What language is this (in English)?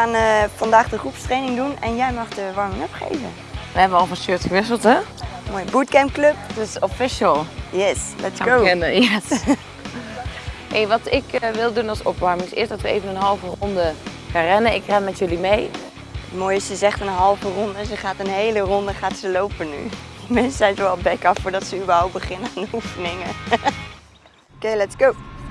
Dutch